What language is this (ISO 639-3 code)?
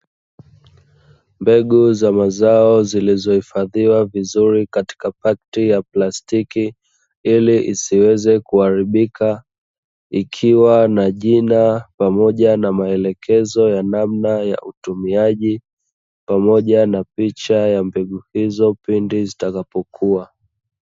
swa